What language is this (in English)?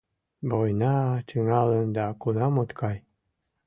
Mari